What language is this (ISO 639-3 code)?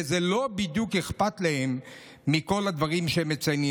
heb